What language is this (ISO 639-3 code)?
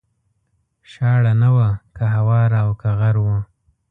pus